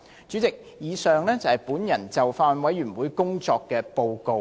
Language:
Cantonese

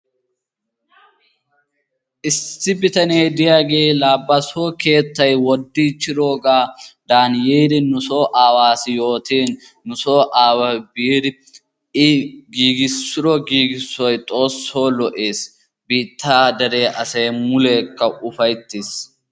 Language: Wolaytta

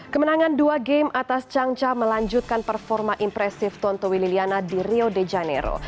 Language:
Indonesian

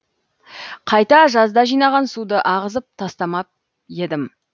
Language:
Kazakh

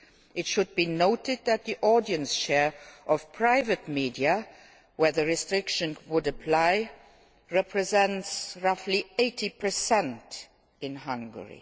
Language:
English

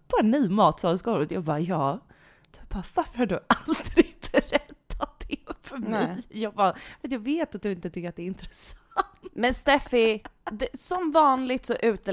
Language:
Swedish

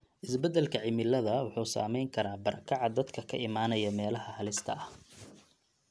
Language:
Somali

